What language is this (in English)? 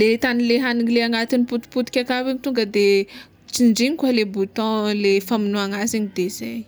Tsimihety Malagasy